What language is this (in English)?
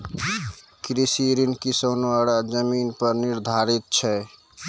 Maithili